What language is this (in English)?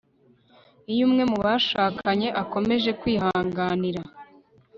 Kinyarwanda